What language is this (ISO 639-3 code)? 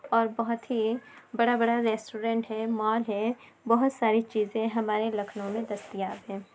urd